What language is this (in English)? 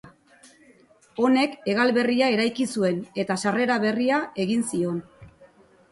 Basque